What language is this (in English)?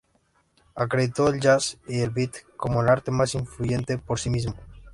Spanish